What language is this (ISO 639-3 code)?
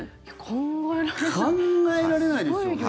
jpn